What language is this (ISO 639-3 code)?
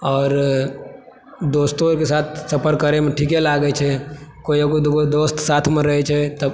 mai